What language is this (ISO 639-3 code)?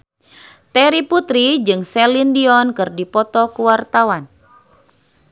sun